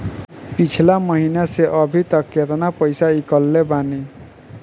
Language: Bhojpuri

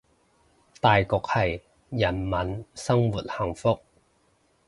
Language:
Cantonese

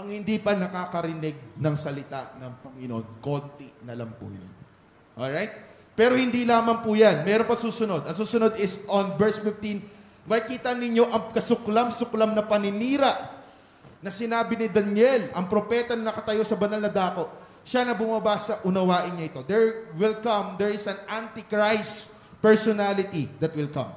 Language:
Filipino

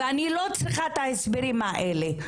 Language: Hebrew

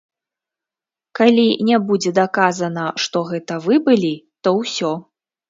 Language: Belarusian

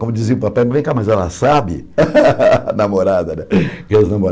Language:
Portuguese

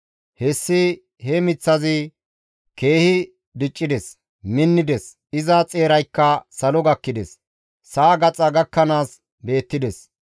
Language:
Gamo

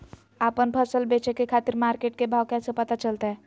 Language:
Magahi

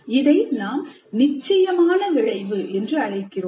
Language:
Tamil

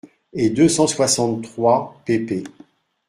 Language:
French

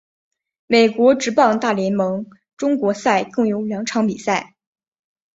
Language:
Chinese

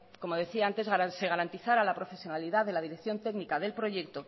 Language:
Spanish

